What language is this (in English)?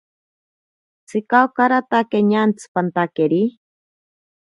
Ashéninka Perené